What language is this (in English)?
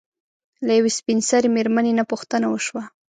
Pashto